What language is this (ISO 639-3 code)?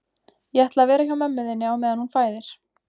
isl